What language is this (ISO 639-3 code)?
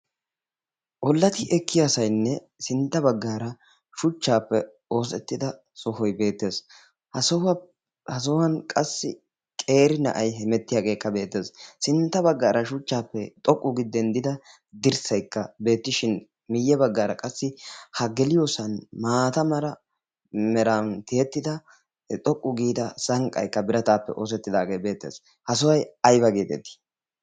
wal